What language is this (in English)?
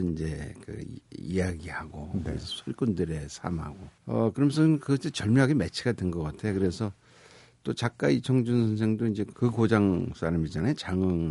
Korean